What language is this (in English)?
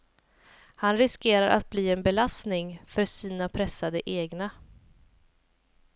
Swedish